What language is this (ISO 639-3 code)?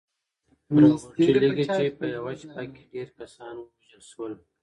pus